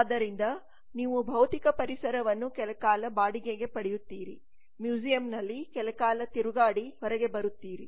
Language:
Kannada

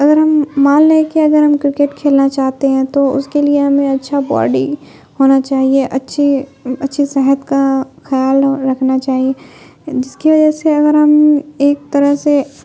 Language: Urdu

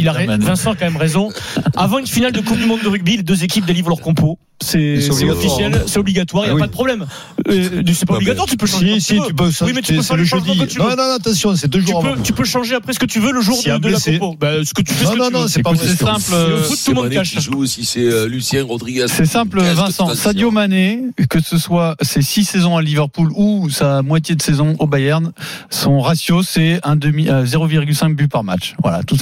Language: French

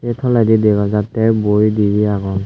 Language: Chakma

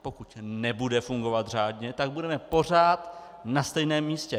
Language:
Czech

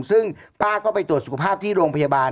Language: Thai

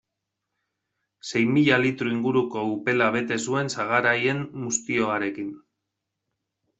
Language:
Basque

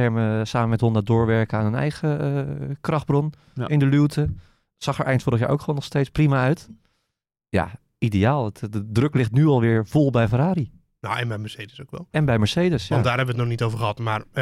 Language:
Dutch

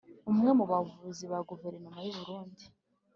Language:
Kinyarwanda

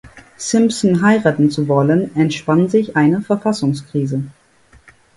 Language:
German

